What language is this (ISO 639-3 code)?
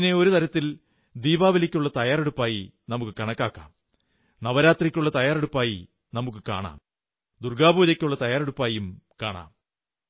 mal